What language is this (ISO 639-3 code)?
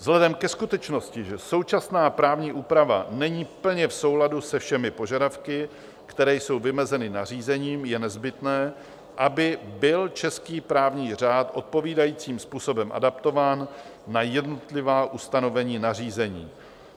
ces